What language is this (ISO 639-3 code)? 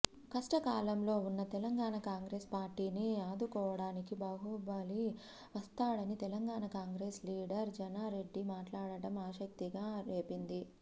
tel